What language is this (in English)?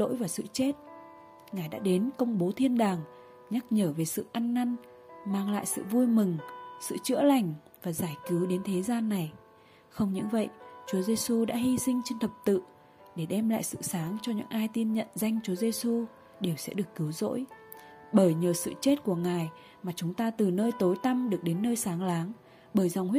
Vietnamese